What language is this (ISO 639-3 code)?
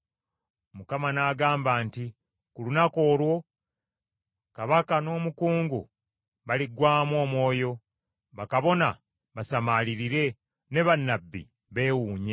lug